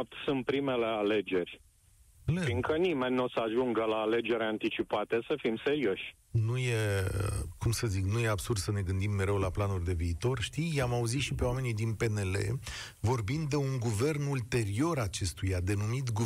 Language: Romanian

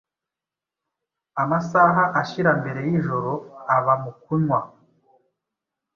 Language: Kinyarwanda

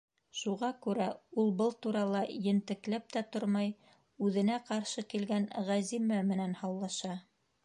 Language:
Bashkir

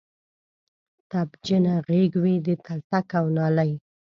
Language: Pashto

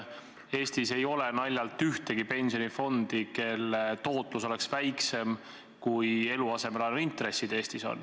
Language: Estonian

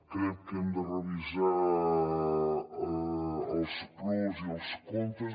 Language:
Catalan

